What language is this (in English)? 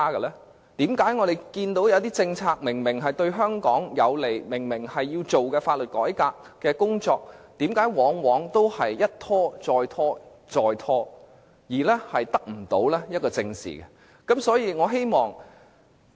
Cantonese